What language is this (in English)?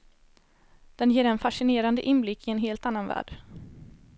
Swedish